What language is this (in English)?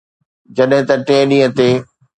Sindhi